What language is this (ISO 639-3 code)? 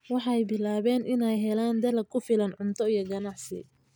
som